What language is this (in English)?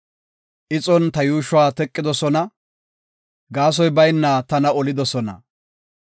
Gofa